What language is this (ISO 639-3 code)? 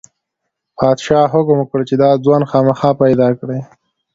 pus